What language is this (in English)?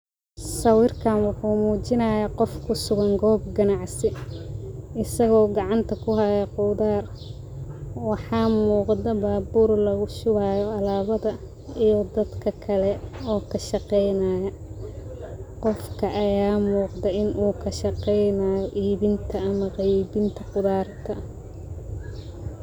Somali